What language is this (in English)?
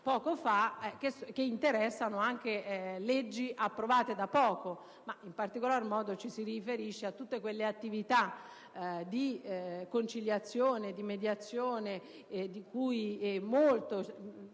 Italian